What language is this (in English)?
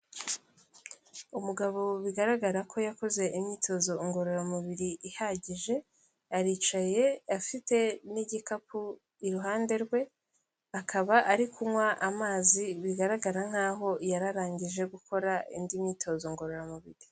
Kinyarwanda